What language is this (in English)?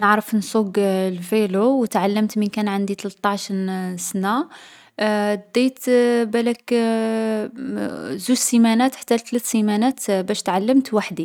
Algerian Arabic